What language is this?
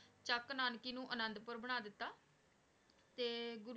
Punjabi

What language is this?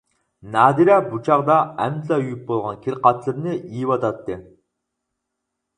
Uyghur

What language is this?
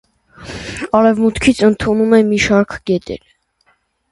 Armenian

